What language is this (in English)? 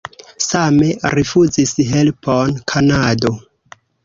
Esperanto